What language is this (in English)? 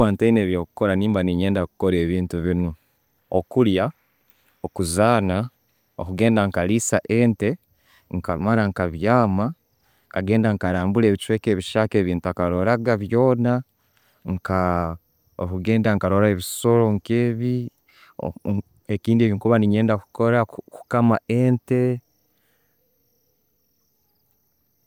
Tooro